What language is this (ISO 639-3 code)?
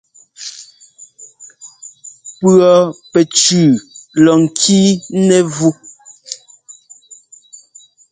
jgo